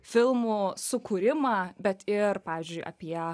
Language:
Lithuanian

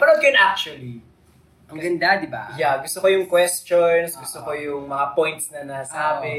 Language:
Filipino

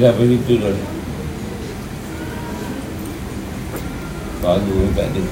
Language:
Malay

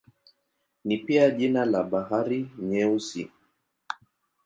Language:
Swahili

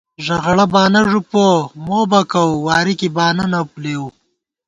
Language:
Gawar-Bati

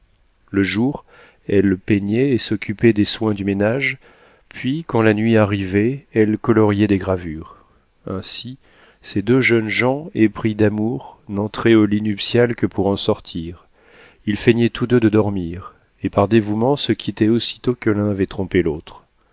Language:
French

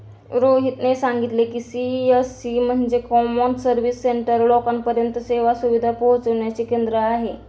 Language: Marathi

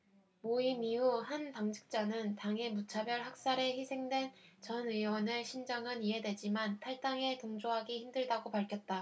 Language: Korean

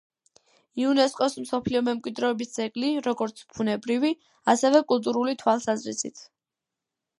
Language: Georgian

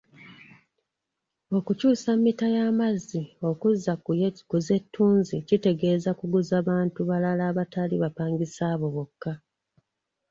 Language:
Ganda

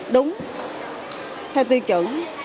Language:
Vietnamese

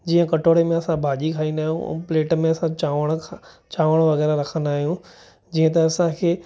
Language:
Sindhi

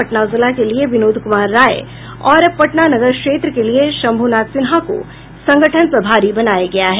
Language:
Hindi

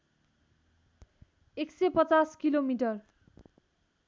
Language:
Nepali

